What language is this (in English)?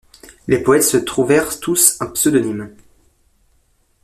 French